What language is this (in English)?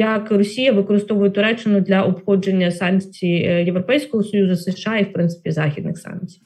Ukrainian